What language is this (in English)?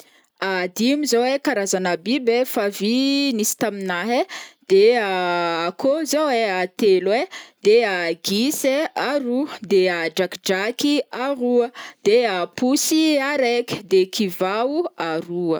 Northern Betsimisaraka Malagasy